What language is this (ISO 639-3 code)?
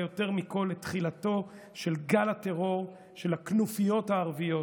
heb